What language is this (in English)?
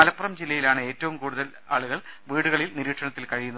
Malayalam